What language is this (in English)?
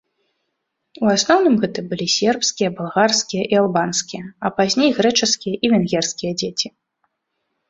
Belarusian